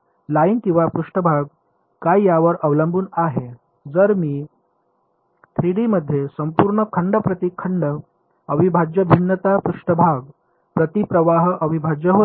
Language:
Marathi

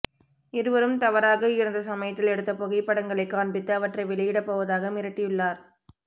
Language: Tamil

